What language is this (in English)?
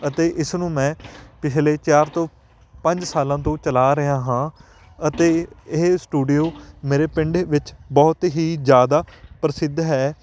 Punjabi